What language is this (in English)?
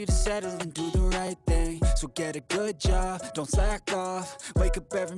English